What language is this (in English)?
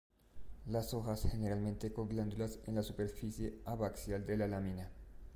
Spanish